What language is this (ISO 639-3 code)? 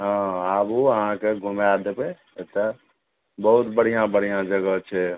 mai